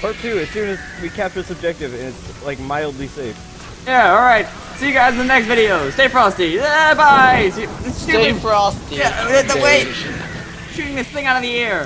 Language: English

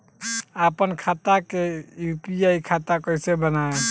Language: Bhojpuri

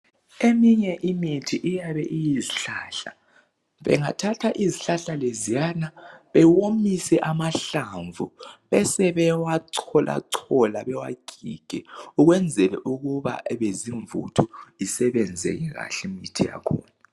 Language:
North Ndebele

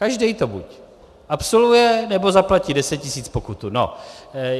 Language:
Czech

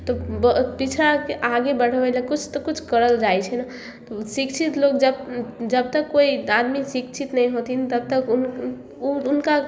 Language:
Maithili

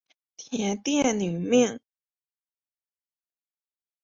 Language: Chinese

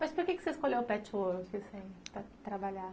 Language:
Portuguese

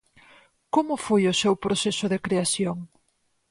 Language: Galician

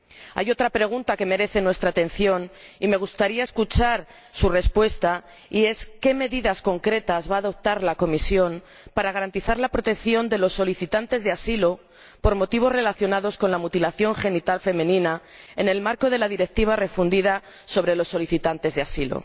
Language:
Spanish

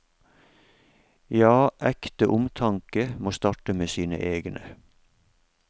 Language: Norwegian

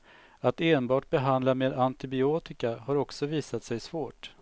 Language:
Swedish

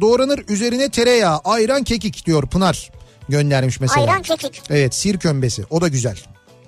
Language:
Turkish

